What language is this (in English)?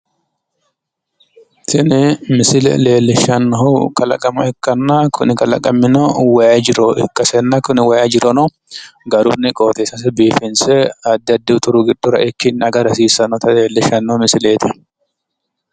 Sidamo